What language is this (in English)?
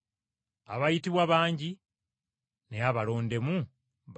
Ganda